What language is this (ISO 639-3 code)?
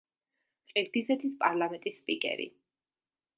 kat